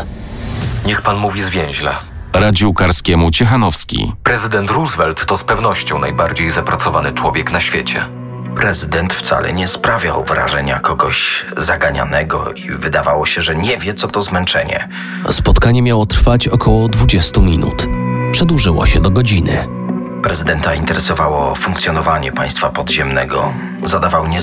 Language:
Polish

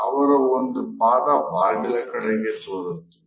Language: Kannada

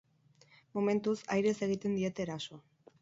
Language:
Basque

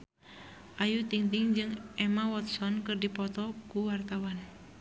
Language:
Sundanese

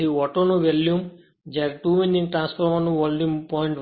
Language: Gujarati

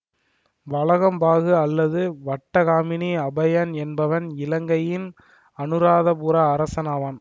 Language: Tamil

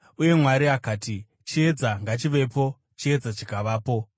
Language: Shona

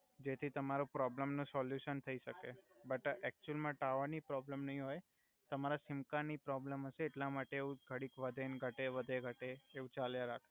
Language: Gujarati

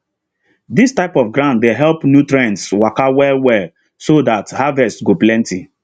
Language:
Nigerian Pidgin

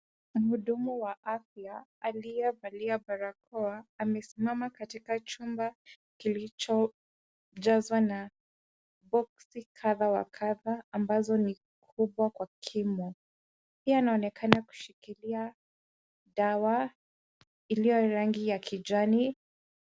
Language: Swahili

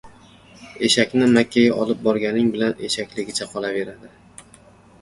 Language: Uzbek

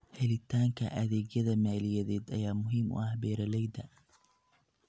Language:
Somali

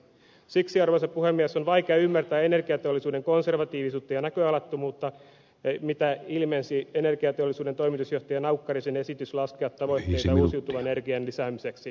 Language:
Finnish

